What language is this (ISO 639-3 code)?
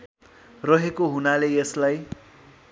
nep